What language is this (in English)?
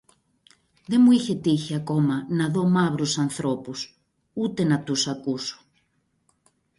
Greek